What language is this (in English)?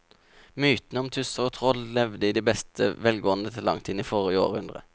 Norwegian